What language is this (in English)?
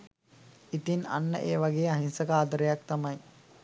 Sinhala